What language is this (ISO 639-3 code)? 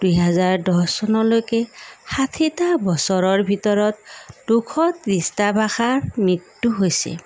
asm